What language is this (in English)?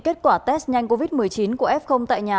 Vietnamese